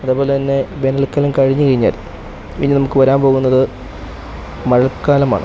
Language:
Malayalam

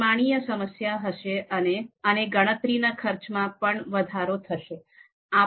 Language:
Gujarati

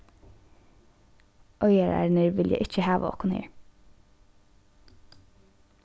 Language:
Faroese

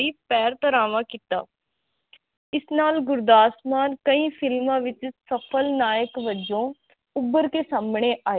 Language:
Punjabi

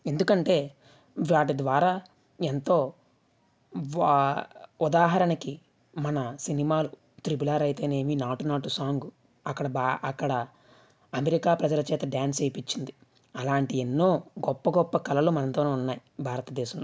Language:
Telugu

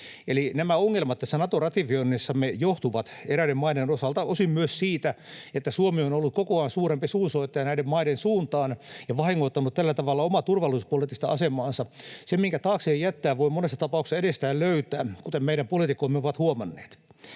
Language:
Finnish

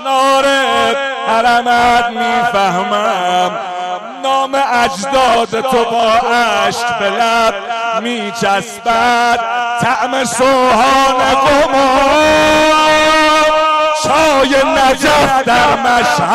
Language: Persian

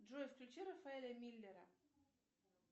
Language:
Russian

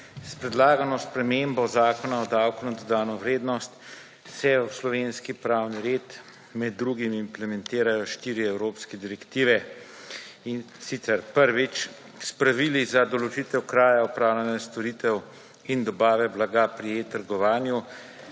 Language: Slovenian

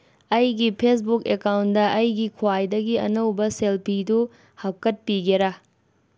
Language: Manipuri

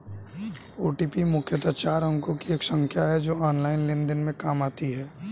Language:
Hindi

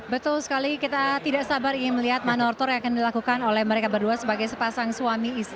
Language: Indonesian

